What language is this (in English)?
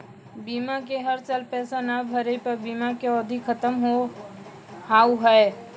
Maithili